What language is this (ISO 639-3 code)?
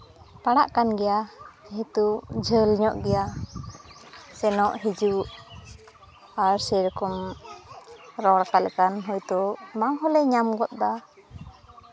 sat